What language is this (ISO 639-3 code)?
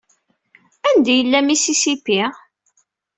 kab